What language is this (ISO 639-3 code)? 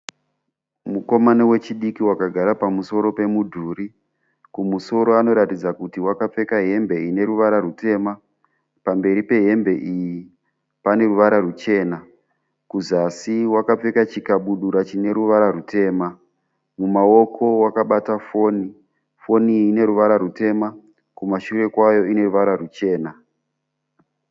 sna